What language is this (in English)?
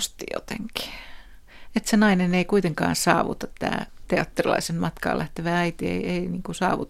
Finnish